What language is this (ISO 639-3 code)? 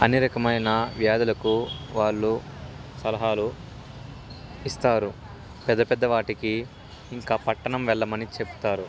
tel